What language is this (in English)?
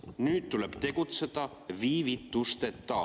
Estonian